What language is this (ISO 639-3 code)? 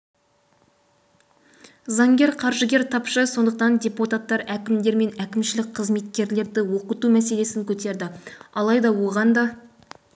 kaz